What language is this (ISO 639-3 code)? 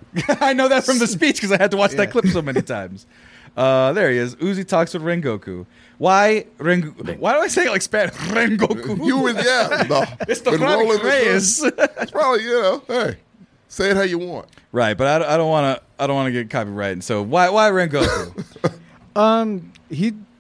eng